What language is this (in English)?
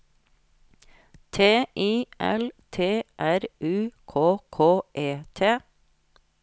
Norwegian